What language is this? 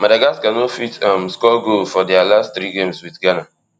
Nigerian Pidgin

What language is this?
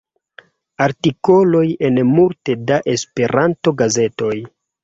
Esperanto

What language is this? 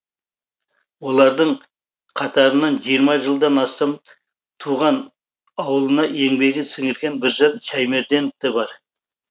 Kazakh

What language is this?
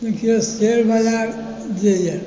Maithili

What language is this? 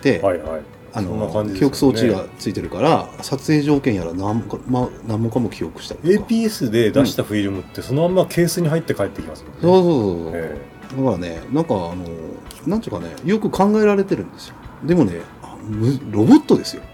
Japanese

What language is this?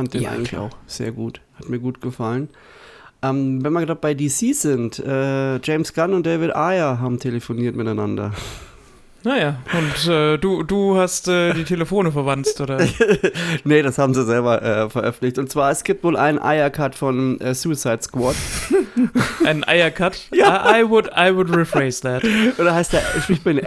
German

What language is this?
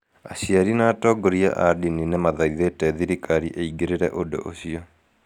Kikuyu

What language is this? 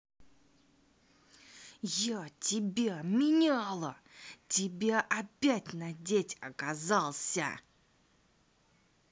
Russian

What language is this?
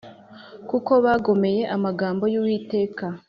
Kinyarwanda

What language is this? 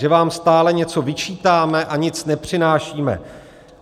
Czech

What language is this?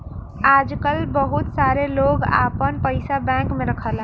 Bhojpuri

